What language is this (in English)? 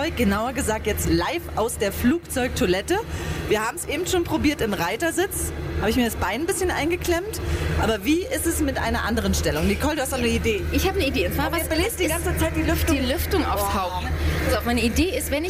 German